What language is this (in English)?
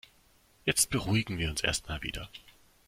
German